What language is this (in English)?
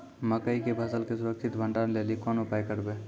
Maithili